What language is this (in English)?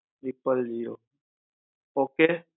Gujarati